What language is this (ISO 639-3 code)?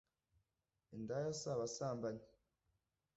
kin